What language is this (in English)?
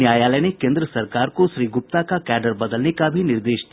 Hindi